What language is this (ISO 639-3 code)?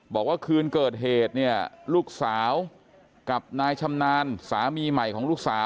tha